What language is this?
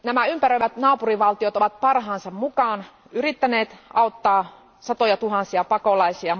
Finnish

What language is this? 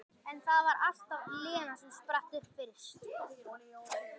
Icelandic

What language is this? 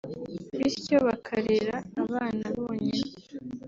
Kinyarwanda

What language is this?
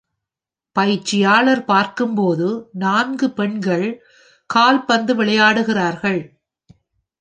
Tamil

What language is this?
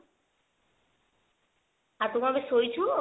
Odia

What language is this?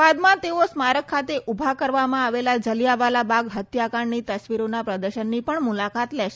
Gujarati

